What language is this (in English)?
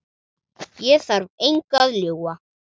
Icelandic